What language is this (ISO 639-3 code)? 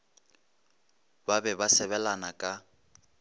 nso